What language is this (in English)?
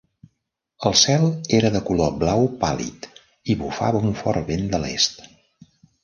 Catalan